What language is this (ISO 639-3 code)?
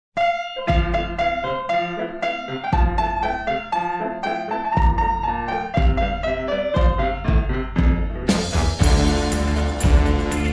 fra